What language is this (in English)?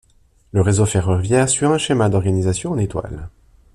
French